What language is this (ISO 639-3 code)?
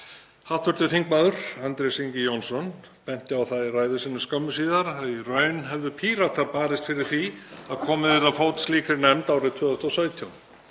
isl